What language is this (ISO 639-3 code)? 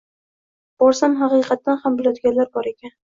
uzb